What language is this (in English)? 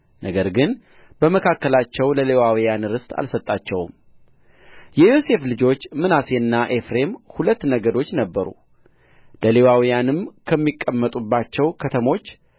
Amharic